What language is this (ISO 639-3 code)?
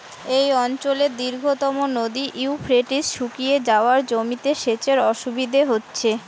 ben